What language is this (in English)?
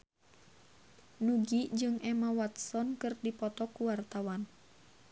Sundanese